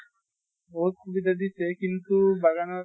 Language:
Assamese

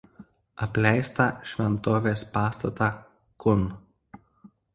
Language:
Lithuanian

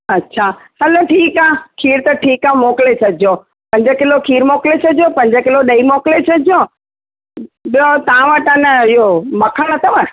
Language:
Sindhi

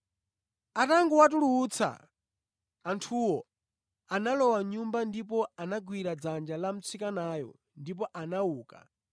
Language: Nyanja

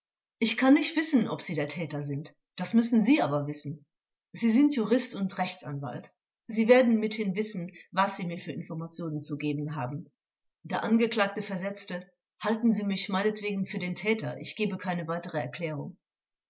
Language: German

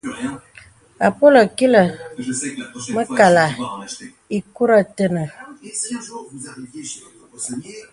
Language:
Bebele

